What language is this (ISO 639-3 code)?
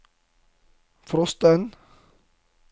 nor